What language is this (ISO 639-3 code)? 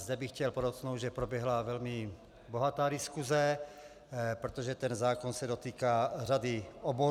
ces